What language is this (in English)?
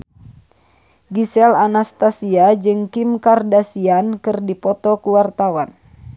Sundanese